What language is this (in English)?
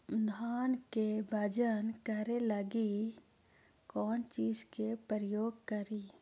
Magahi